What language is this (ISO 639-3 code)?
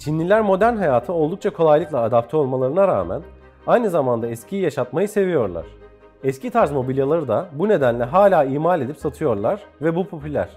tur